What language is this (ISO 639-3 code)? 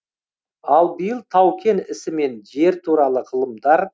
kaz